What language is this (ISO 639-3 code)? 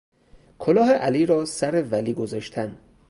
fas